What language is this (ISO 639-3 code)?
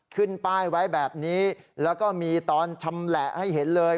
tha